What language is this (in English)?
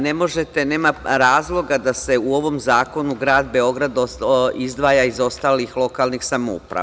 Serbian